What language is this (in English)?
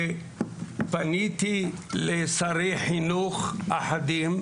Hebrew